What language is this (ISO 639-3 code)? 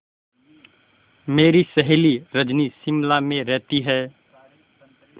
hin